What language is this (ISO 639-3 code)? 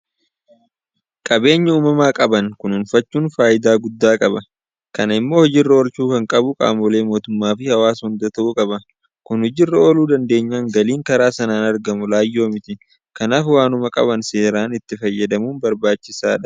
orm